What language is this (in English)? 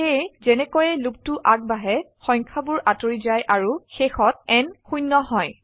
Assamese